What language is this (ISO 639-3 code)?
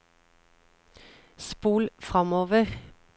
nor